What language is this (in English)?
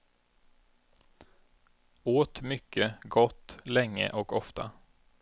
Swedish